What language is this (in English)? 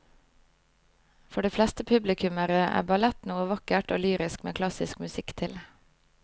Norwegian